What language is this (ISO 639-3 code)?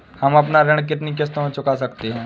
hin